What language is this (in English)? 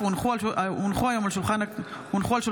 Hebrew